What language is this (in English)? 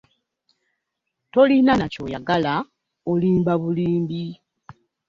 Ganda